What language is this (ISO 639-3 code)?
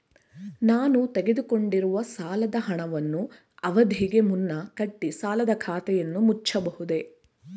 kan